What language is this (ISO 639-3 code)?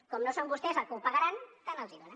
cat